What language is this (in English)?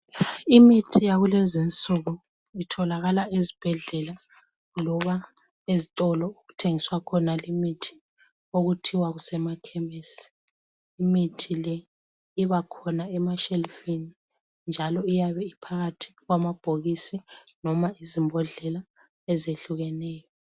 North Ndebele